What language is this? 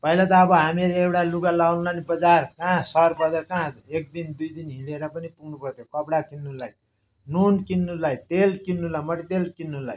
Nepali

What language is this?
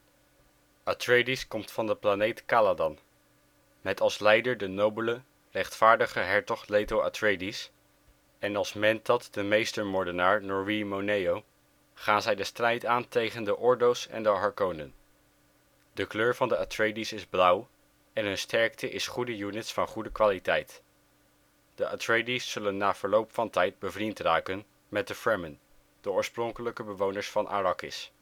Dutch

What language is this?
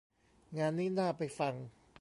Thai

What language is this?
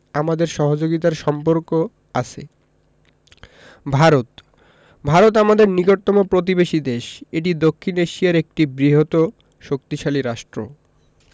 Bangla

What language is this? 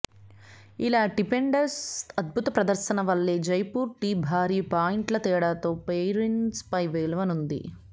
Telugu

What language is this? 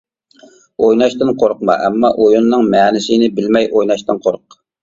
Uyghur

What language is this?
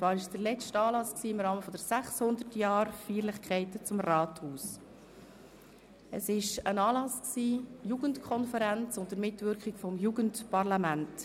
Swiss German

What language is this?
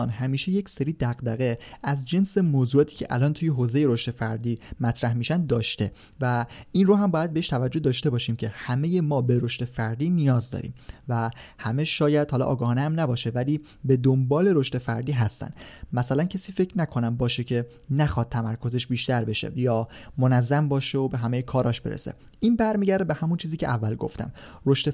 Persian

